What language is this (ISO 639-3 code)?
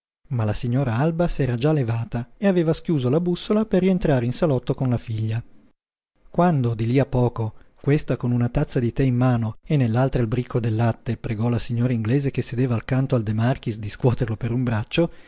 ita